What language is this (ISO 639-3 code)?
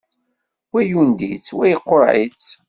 kab